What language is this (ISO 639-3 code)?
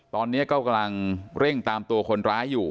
tha